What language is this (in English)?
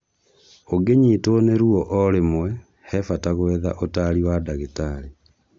Kikuyu